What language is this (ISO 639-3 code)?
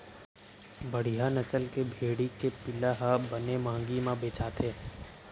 hne